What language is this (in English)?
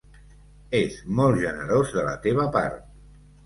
Catalan